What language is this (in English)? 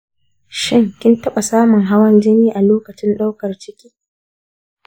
Hausa